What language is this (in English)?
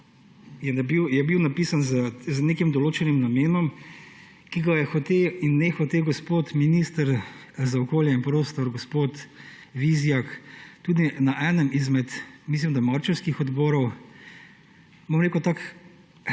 Slovenian